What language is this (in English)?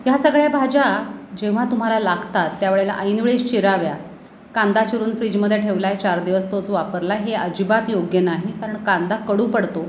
Marathi